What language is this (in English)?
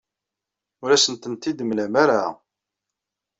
Kabyle